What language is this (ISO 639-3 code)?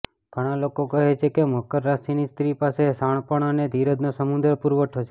guj